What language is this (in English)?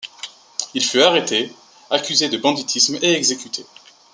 French